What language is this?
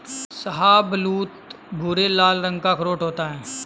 Hindi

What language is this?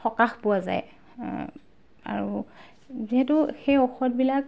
Assamese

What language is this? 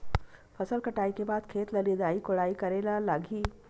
Chhattisgarhi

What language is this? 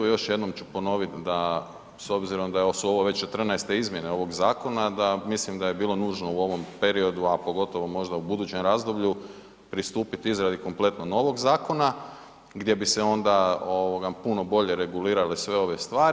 Croatian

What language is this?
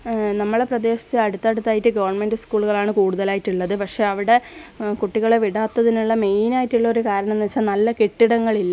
Malayalam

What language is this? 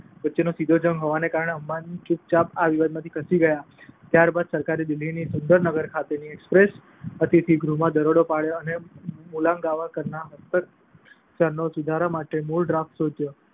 Gujarati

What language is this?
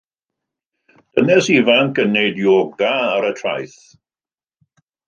Welsh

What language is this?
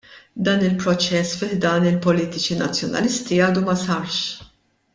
Maltese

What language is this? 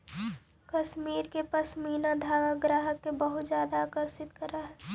Magahi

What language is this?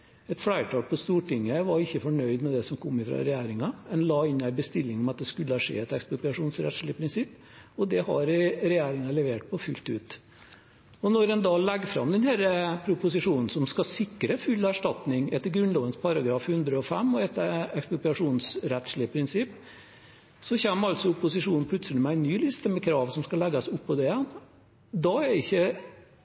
Norwegian Bokmål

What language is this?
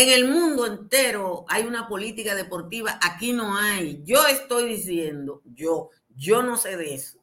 Spanish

